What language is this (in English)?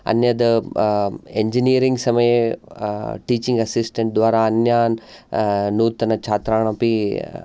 Sanskrit